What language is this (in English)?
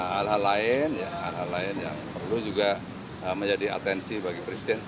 Indonesian